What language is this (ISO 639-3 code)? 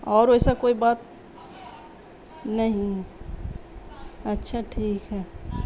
urd